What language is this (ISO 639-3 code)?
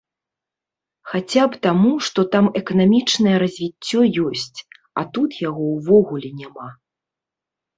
bel